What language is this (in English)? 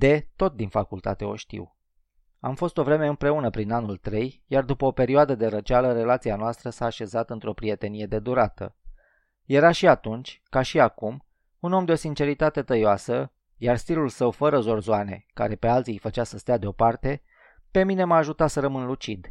Romanian